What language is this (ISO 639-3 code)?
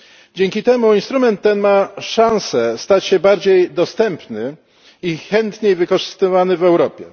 pol